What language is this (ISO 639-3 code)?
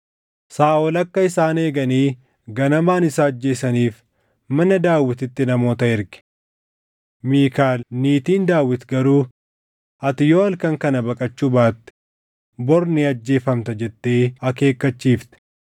orm